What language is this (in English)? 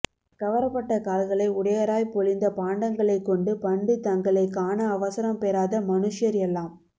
Tamil